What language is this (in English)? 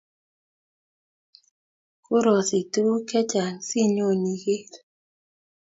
Kalenjin